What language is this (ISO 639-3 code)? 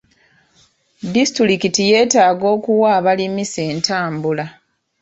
lug